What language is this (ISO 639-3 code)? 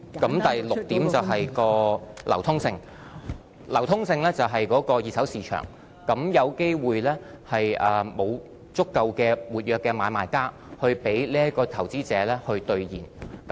yue